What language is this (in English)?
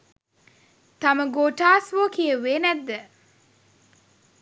Sinhala